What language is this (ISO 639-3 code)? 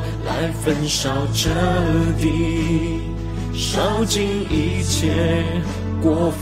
zho